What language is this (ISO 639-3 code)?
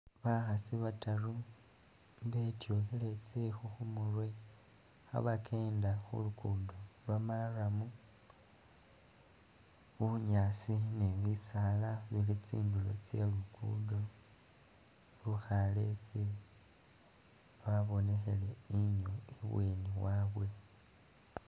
myx